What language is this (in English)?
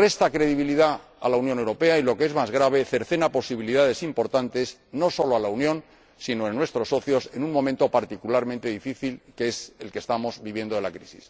Spanish